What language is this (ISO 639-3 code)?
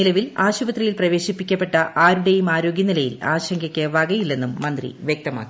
mal